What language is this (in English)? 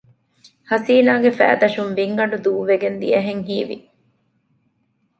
Divehi